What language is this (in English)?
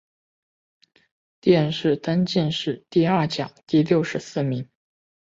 Chinese